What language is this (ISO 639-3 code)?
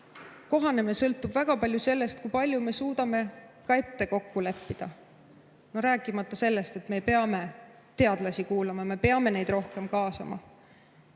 est